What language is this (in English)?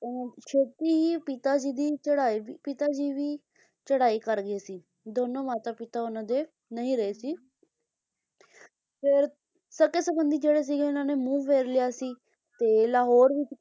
Punjabi